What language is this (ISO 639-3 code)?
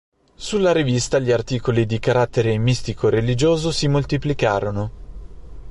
ita